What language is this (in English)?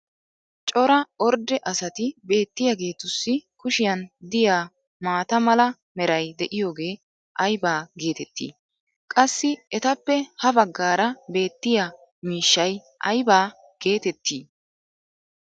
Wolaytta